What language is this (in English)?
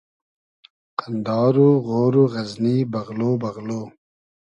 Hazaragi